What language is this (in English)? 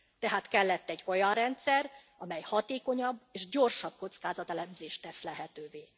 Hungarian